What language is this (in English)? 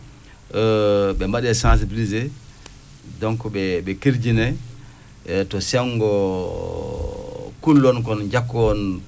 Fula